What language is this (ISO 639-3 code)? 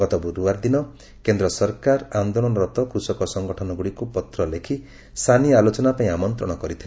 ori